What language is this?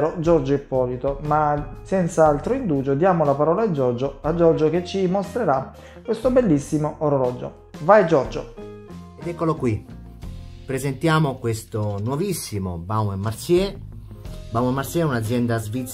Italian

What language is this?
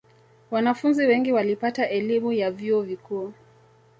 Swahili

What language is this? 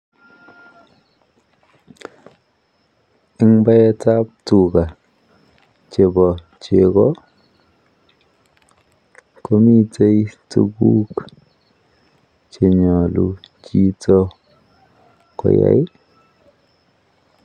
Kalenjin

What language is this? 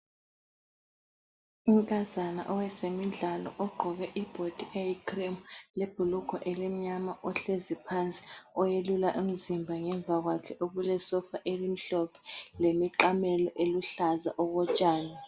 North Ndebele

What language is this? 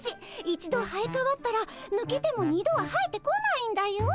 Japanese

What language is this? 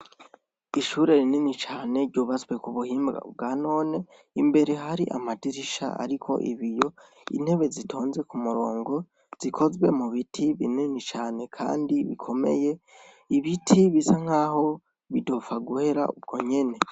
Rundi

